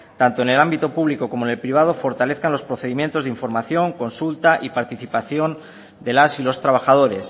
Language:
Spanish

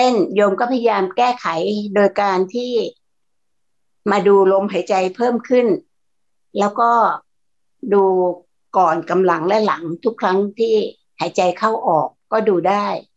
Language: Thai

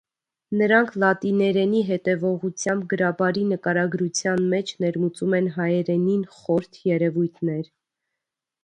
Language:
Armenian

